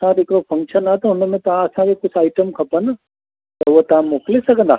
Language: Sindhi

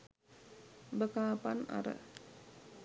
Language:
Sinhala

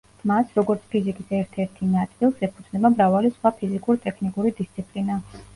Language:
Georgian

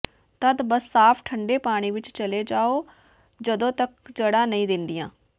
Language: Punjabi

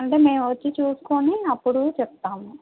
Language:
Telugu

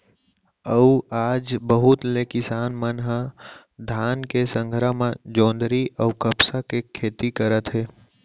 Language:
Chhattisgarhi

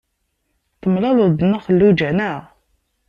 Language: Kabyle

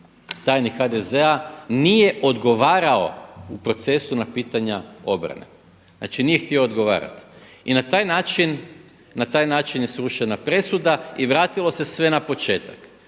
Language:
Croatian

